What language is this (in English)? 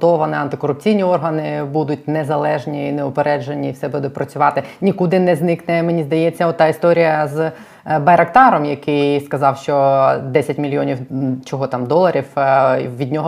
Ukrainian